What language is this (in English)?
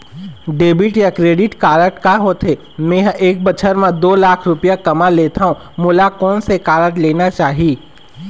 Chhattisgarhi